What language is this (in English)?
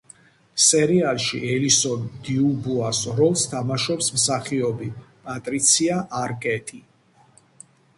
Georgian